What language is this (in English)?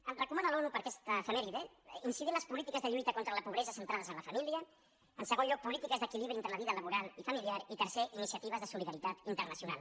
Catalan